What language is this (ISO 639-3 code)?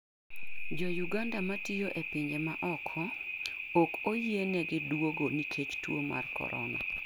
luo